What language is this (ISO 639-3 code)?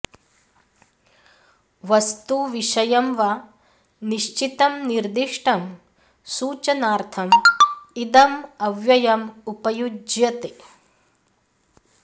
san